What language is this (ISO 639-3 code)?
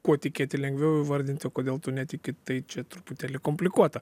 lit